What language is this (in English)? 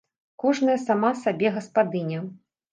Belarusian